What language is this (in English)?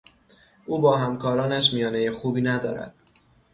Persian